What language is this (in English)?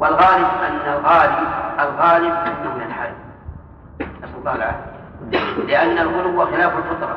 Arabic